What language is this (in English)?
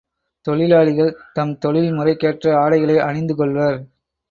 Tamil